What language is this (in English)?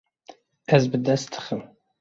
Kurdish